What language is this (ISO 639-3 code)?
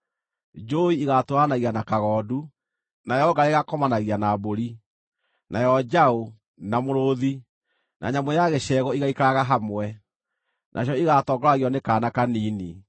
kik